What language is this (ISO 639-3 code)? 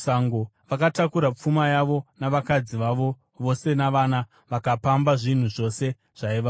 sna